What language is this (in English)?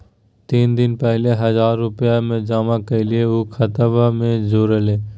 Magahi